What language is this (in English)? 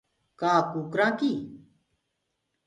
Gurgula